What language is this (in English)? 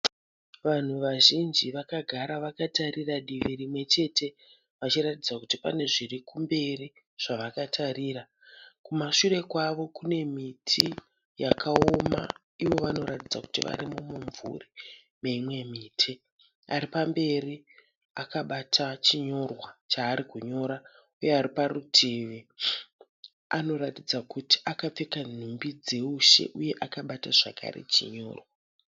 Shona